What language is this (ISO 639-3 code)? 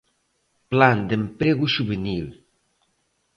glg